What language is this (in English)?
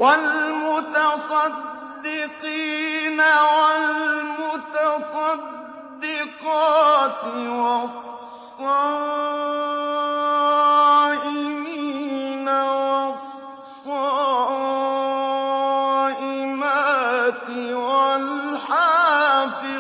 Arabic